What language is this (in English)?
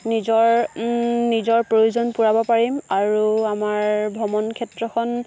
Assamese